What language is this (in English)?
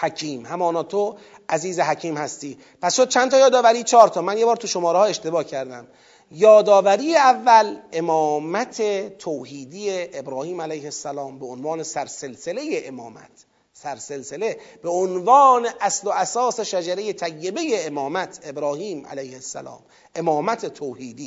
Persian